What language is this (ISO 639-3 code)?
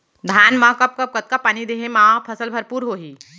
hne